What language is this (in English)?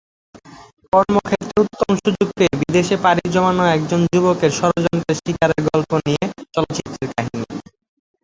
Bangla